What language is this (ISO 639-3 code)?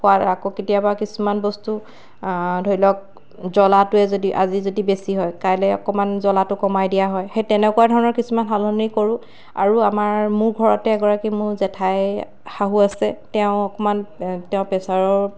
asm